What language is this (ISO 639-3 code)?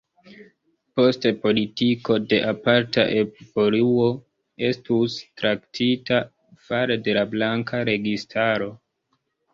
epo